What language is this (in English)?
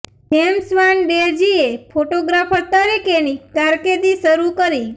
Gujarati